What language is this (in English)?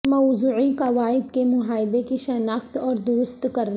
Urdu